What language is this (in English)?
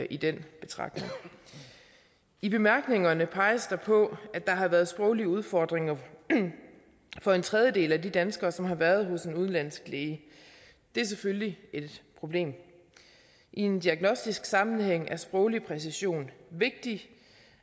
Danish